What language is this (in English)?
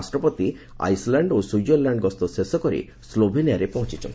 Odia